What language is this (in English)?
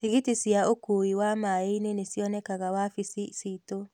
Kikuyu